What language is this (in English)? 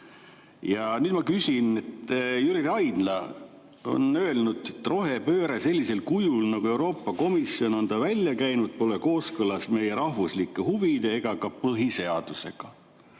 Estonian